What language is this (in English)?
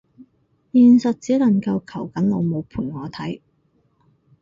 Cantonese